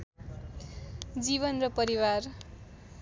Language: Nepali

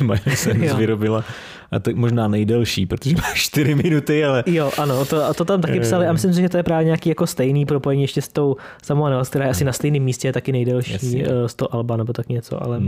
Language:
Czech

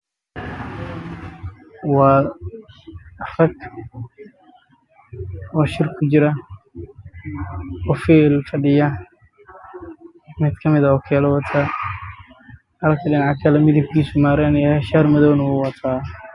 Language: Somali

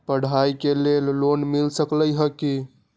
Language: Magahi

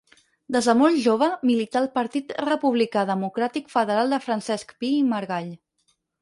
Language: Catalan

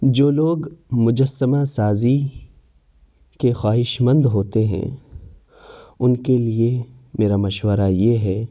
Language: Urdu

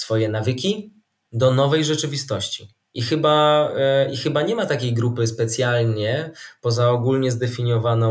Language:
Polish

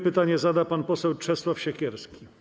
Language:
Polish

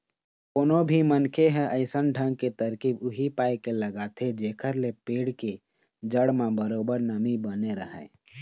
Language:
Chhattisgarhi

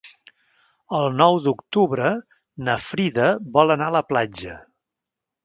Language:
Catalan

